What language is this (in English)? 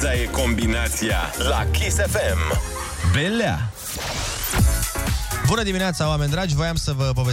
Romanian